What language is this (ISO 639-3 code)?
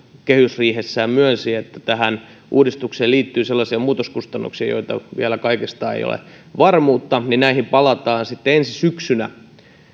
fin